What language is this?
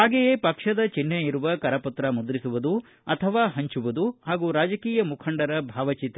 Kannada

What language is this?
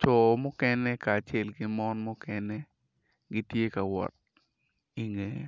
Acoli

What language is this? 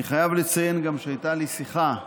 Hebrew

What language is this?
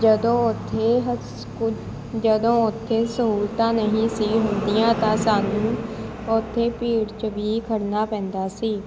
Punjabi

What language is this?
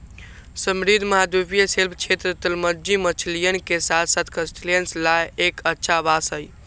Magahi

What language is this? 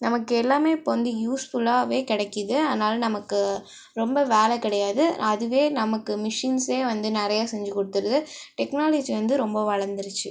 Tamil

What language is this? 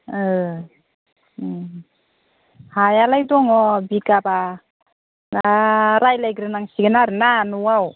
Bodo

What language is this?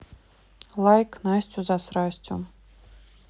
Russian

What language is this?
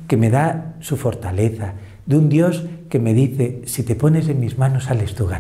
Spanish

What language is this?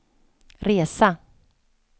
Swedish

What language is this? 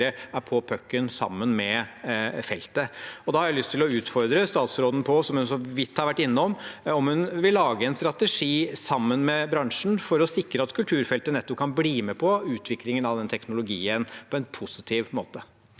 Norwegian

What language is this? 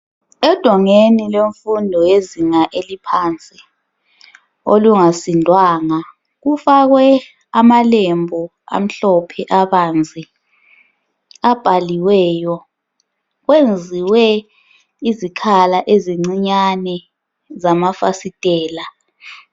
North Ndebele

